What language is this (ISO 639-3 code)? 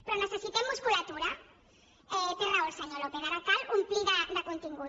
cat